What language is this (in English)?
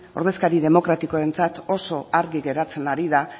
Basque